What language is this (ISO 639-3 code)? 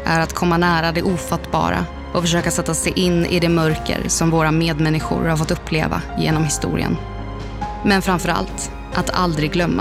swe